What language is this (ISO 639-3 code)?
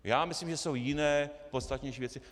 ces